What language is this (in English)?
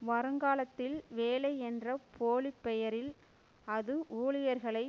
Tamil